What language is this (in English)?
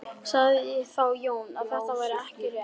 Icelandic